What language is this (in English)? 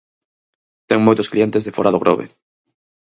Galician